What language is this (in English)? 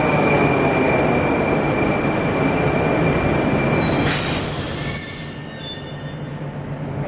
Japanese